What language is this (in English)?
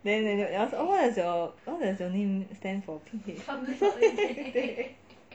English